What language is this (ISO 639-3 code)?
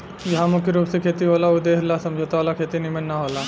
bho